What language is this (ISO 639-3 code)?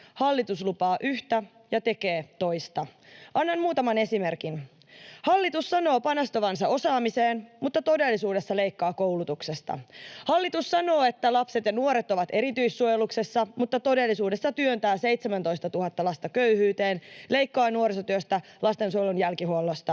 fin